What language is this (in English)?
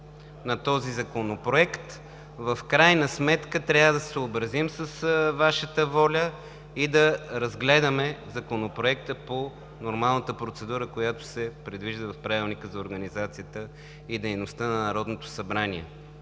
Bulgarian